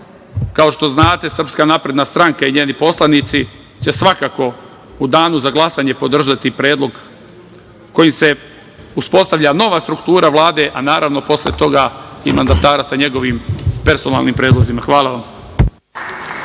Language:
Serbian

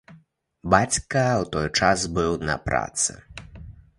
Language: Belarusian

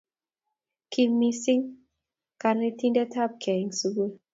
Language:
Kalenjin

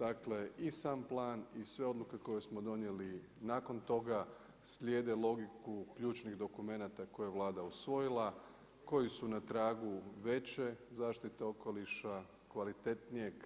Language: Croatian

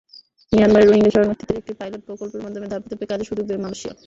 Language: Bangla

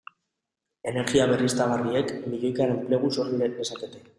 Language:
Basque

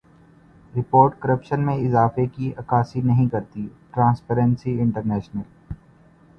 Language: Urdu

